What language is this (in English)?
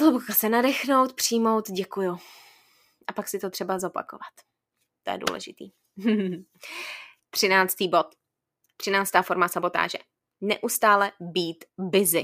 Czech